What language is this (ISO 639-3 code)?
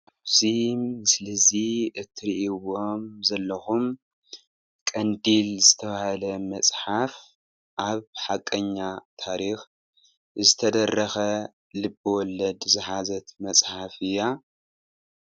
tir